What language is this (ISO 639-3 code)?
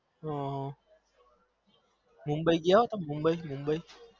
guj